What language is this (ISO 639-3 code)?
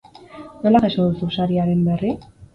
eus